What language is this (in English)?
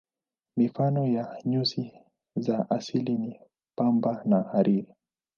Swahili